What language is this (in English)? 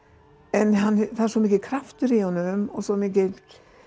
Icelandic